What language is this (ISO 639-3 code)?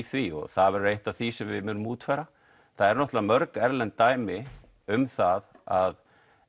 isl